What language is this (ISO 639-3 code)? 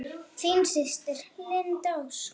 isl